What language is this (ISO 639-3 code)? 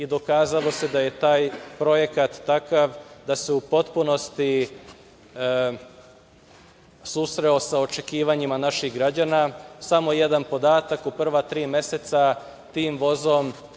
srp